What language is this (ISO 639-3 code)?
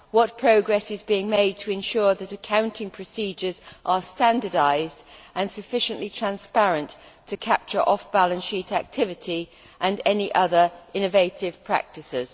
eng